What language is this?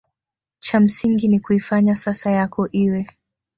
Swahili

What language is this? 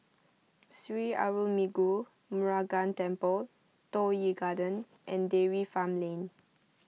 English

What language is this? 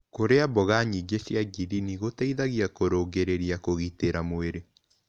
Kikuyu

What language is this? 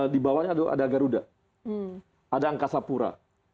Indonesian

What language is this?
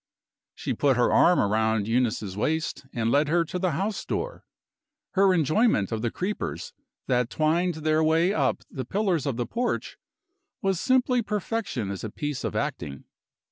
English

